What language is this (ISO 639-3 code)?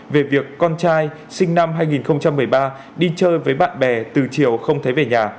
vie